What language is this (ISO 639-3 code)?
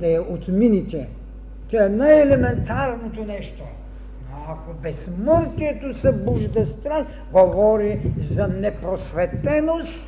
bul